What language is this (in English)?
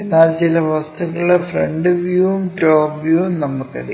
Malayalam